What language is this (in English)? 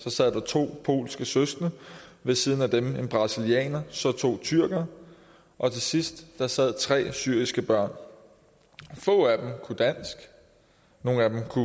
Danish